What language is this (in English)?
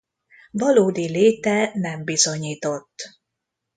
Hungarian